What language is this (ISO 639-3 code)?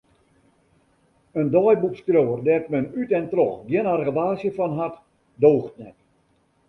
fry